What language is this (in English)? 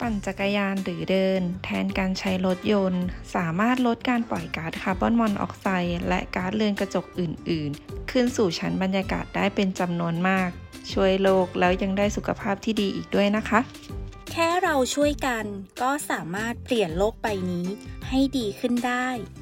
Thai